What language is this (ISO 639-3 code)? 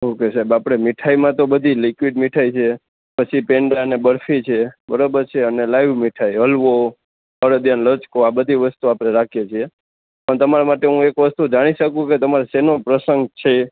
guj